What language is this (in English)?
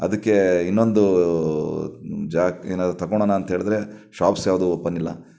Kannada